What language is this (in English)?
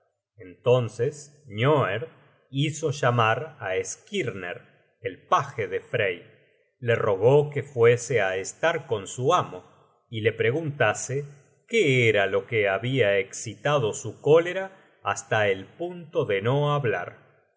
Spanish